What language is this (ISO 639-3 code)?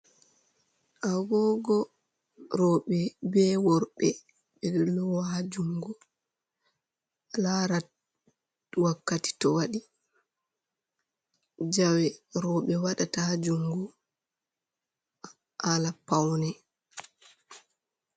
ful